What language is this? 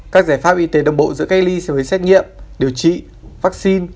Vietnamese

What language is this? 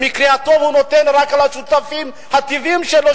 Hebrew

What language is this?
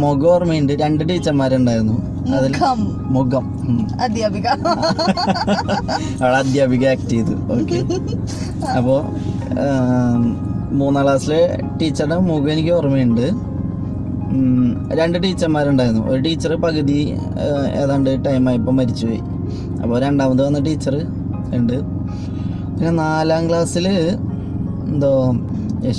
Turkish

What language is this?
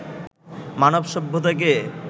Bangla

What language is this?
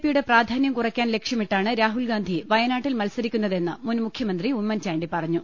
Malayalam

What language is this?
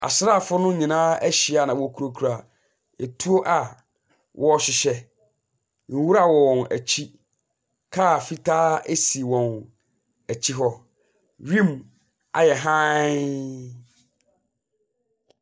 Akan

